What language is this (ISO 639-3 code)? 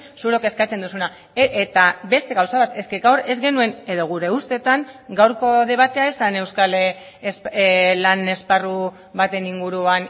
eus